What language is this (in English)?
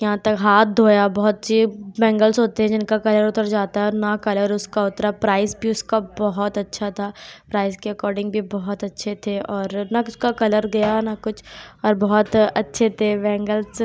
Urdu